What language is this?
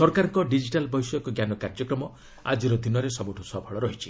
Odia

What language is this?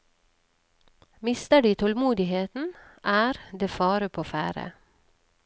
Norwegian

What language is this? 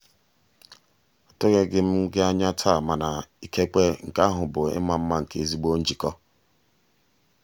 Igbo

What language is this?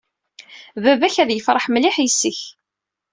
Kabyle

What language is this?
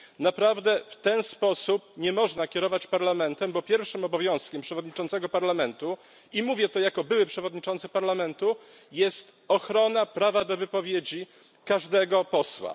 Polish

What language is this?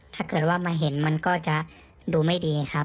Thai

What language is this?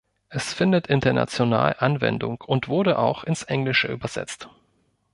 German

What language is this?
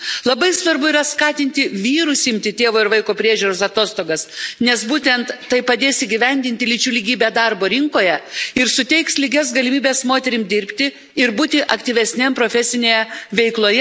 Lithuanian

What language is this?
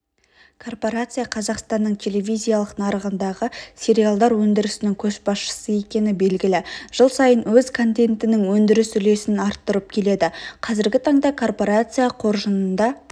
Kazakh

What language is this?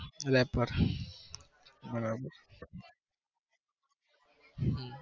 Gujarati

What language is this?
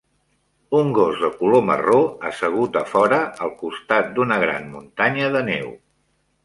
Catalan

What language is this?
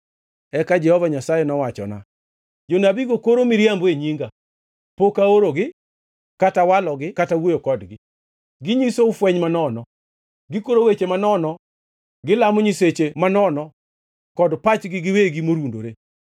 Luo (Kenya and Tanzania)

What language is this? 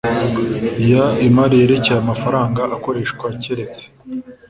Kinyarwanda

